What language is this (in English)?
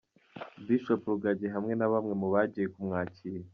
Kinyarwanda